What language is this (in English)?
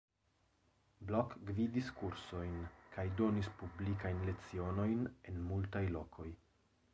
Esperanto